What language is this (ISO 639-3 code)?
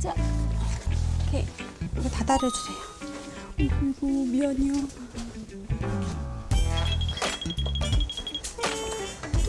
kor